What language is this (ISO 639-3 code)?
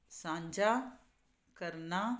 pan